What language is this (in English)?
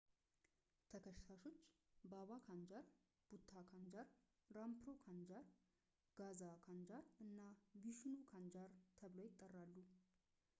Amharic